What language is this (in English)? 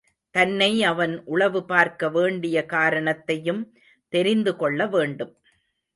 Tamil